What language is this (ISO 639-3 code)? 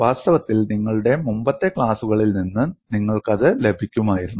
mal